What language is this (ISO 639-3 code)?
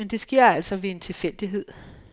dan